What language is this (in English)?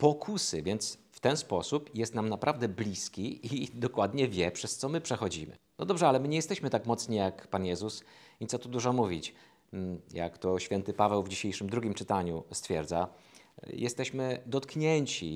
Polish